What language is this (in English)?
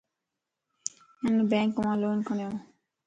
Lasi